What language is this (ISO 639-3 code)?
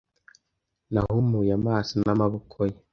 kin